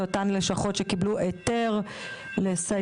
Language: Hebrew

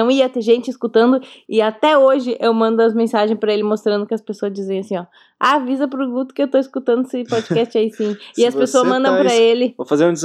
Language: Portuguese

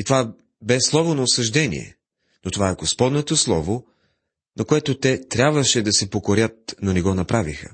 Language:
Bulgarian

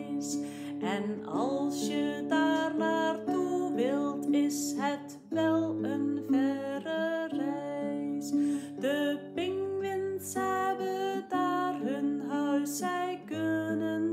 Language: Dutch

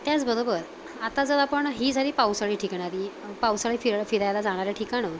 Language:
Marathi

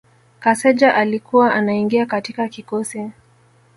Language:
Swahili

